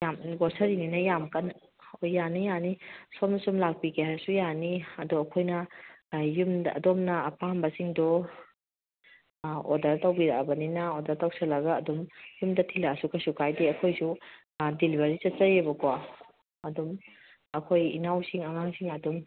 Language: Manipuri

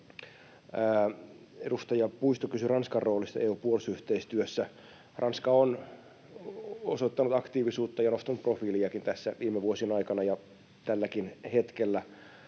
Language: Finnish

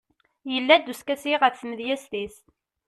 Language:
Kabyle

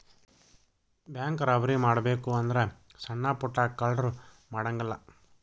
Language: Kannada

